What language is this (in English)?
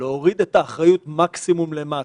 Hebrew